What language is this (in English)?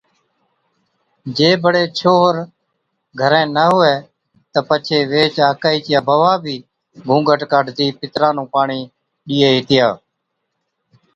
Od